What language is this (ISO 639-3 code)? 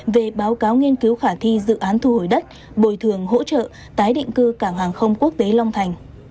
vie